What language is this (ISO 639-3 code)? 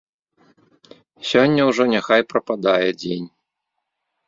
bel